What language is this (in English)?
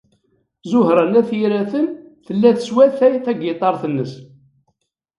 Kabyle